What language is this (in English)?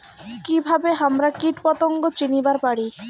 Bangla